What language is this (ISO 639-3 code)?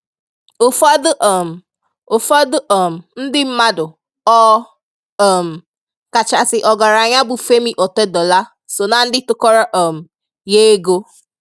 ibo